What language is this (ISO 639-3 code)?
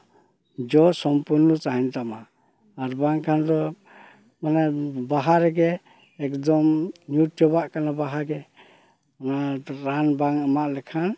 sat